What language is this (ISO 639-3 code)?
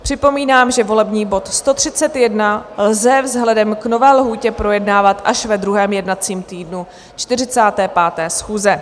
ces